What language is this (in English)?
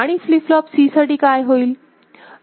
Marathi